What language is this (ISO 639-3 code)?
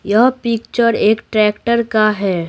hin